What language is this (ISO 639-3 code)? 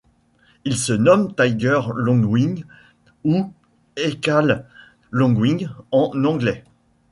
fra